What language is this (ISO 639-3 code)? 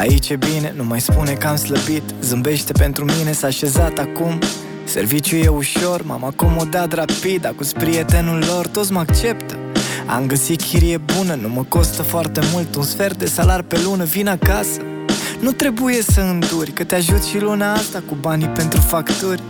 ron